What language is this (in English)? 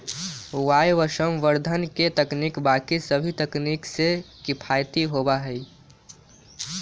Magahi